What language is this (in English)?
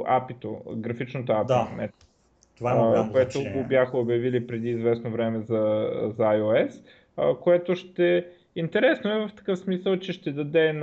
Bulgarian